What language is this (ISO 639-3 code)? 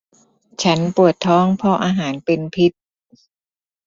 tha